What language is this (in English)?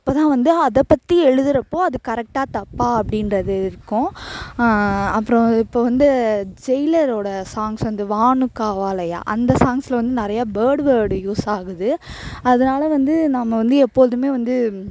Tamil